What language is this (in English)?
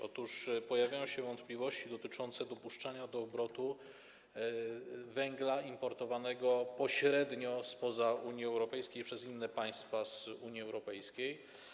Polish